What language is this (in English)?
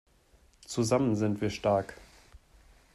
German